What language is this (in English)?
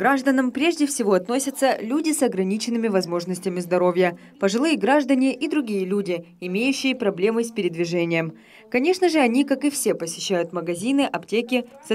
Russian